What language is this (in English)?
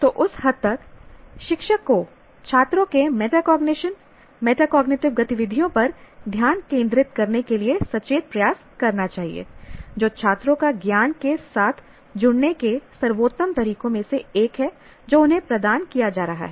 Hindi